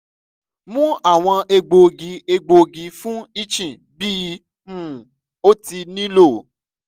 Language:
Yoruba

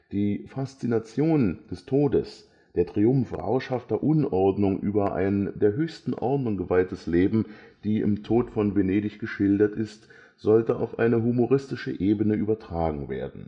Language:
German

